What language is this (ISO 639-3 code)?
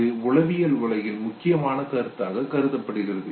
tam